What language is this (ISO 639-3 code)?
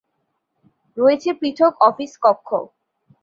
ben